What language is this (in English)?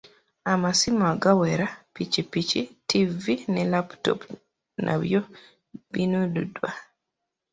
Ganda